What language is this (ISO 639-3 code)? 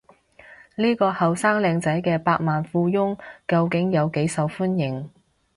yue